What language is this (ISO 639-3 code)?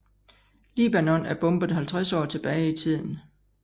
dan